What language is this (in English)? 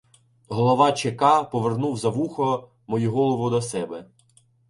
Ukrainian